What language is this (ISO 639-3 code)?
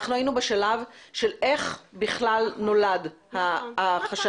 heb